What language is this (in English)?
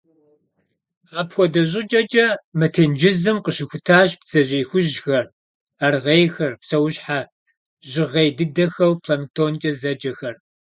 Kabardian